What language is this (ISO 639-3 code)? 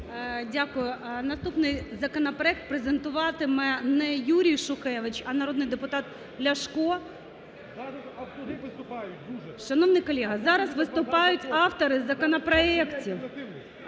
ukr